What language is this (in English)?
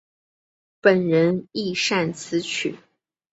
Chinese